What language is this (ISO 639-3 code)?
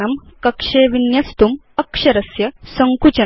san